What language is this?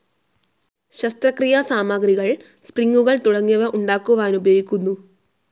Malayalam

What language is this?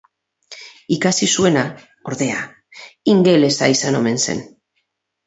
Basque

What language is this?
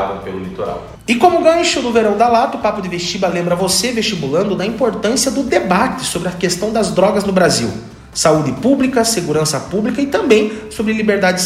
Portuguese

